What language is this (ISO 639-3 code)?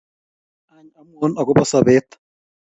kln